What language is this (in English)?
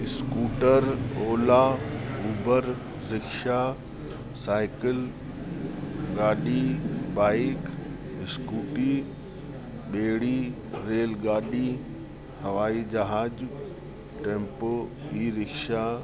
Sindhi